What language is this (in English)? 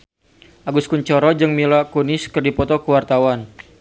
Sundanese